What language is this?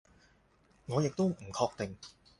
Cantonese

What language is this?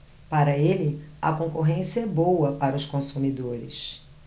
Portuguese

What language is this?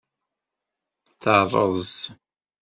Kabyle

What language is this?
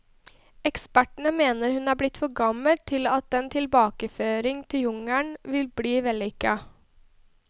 Norwegian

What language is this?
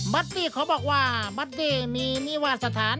Thai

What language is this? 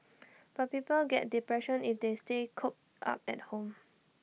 English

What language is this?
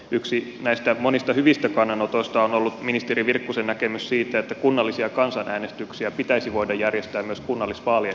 Finnish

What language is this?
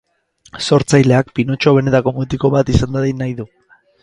Basque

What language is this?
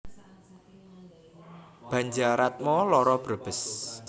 Javanese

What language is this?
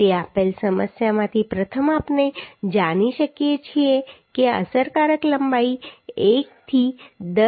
Gujarati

